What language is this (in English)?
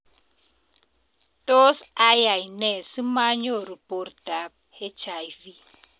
Kalenjin